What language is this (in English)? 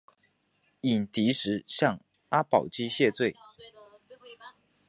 Chinese